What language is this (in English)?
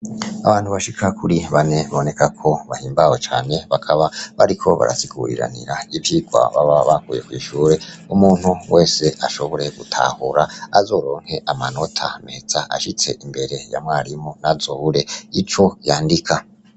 Rundi